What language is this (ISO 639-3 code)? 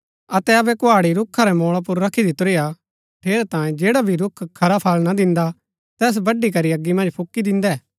gbk